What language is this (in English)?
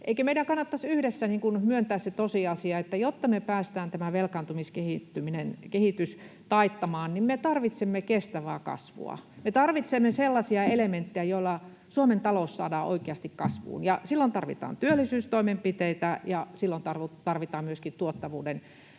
Finnish